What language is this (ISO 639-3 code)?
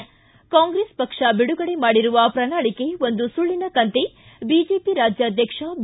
kan